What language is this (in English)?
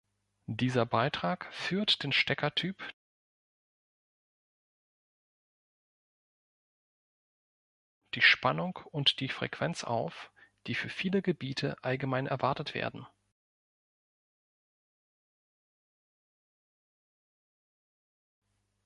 German